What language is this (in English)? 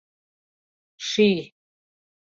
Mari